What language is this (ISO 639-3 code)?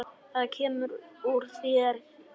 isl